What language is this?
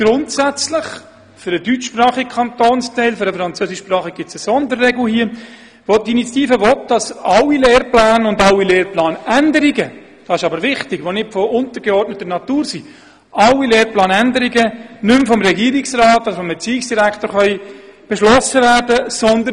Swiss German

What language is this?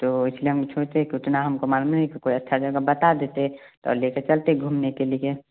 Hindi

